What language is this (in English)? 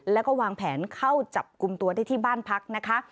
Thai